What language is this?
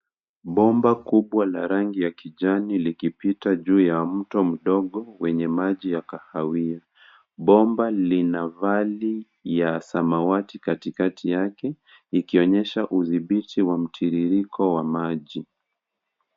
Swahili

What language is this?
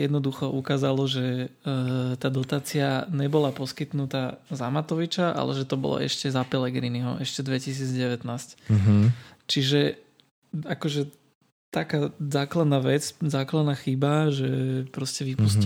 Slovak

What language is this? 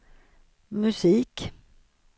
Swedish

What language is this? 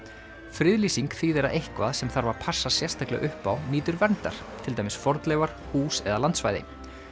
Icelandic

